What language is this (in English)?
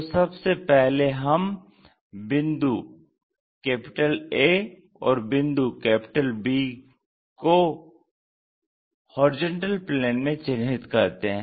Hindi